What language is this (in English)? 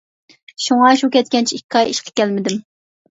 Uyghur